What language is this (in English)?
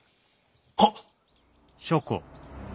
Japanese